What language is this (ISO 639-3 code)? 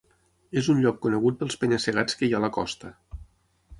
cat